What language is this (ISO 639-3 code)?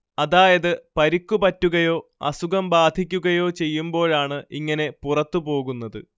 mal